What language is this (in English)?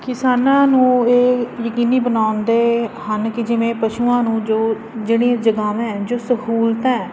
Punjabi